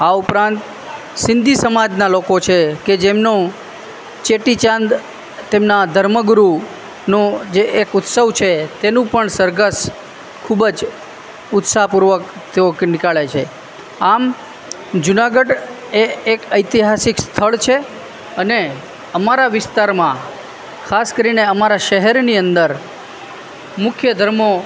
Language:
Gujarati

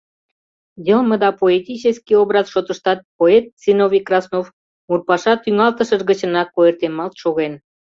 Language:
Mari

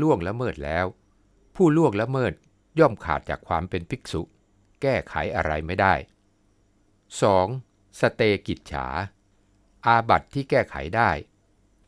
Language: Thai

